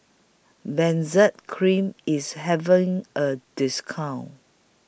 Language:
English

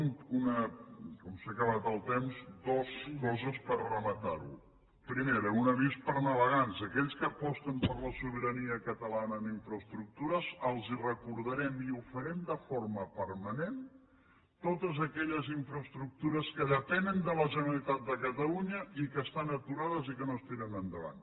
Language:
Catalan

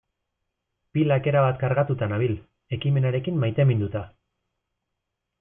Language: Basque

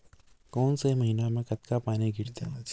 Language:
Chhattisgarhi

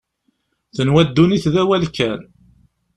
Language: Kabyle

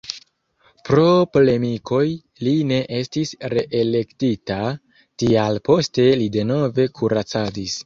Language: Esperanto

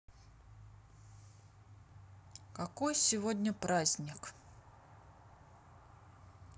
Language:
Russian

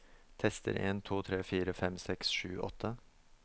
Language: Norwegian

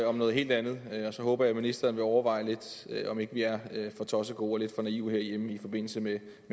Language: Danish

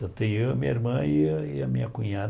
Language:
Portuguese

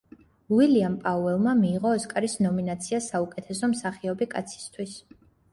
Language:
Georgian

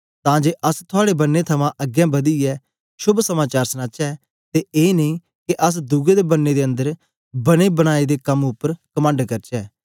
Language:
Dogri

